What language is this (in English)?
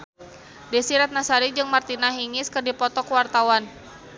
Sundanese